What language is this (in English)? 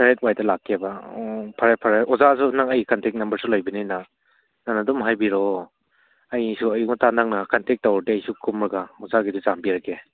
Manipuri